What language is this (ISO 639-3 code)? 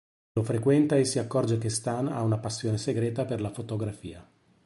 ita